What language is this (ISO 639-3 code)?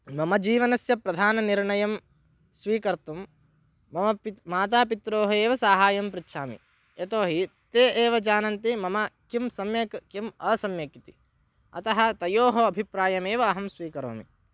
san